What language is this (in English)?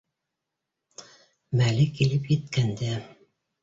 Bashkir